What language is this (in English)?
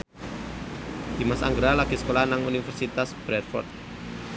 Javanese